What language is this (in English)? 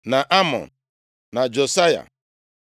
Igbo